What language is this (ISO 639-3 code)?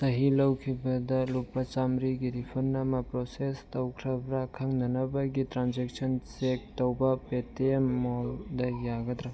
mni